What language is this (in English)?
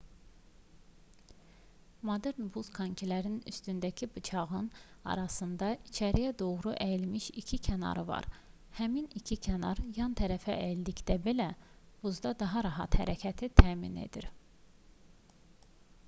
Azerbaijani